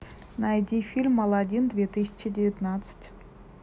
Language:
Russian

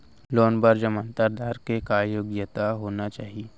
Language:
Chhattisgarhi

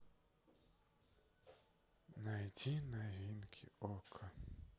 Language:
Russian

